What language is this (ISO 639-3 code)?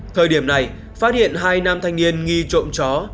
vie